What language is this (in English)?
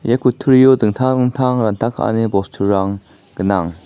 Garo